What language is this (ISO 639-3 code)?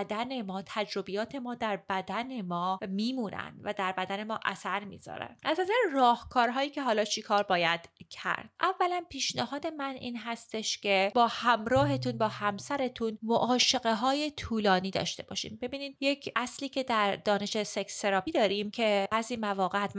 fas